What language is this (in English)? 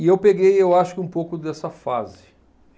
Portuguese